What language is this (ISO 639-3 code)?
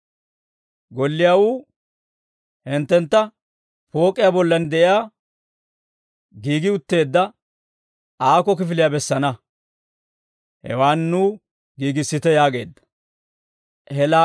dwr